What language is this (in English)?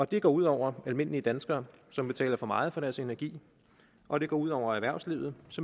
Danish